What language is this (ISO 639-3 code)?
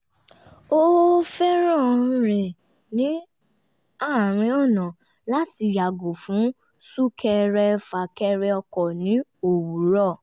yor